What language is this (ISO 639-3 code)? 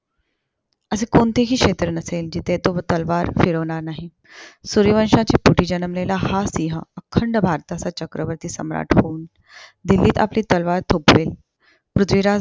mar